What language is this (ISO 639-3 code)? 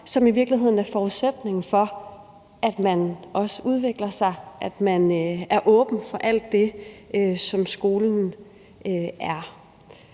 dan